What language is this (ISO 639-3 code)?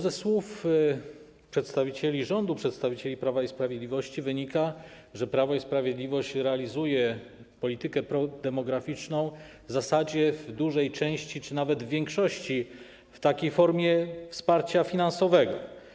pol